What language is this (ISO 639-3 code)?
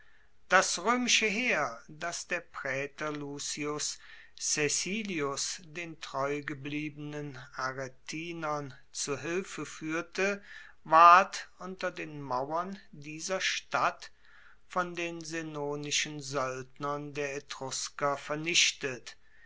deu